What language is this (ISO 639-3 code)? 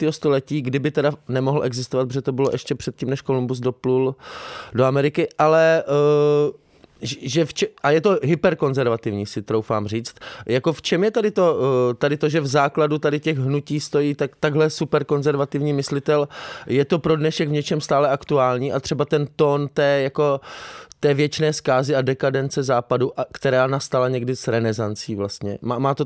ces